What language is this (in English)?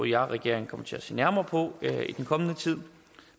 Danish